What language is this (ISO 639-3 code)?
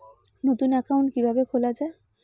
ben